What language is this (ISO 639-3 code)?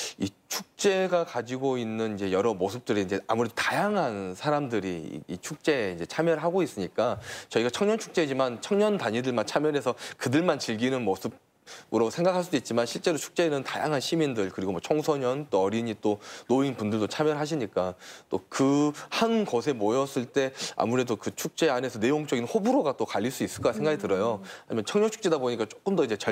kor